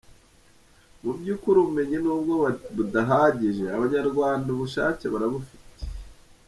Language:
Kinyarwanda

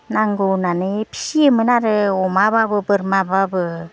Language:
Bodo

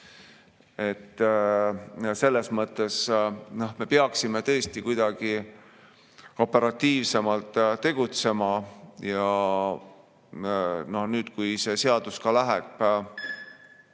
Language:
Estonian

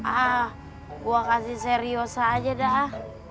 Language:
Indonesian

